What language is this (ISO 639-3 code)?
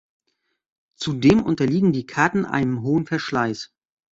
deu